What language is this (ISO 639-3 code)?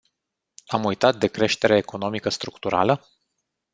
ron